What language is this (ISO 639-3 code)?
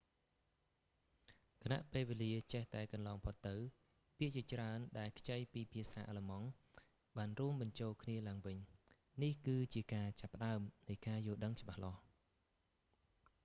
khm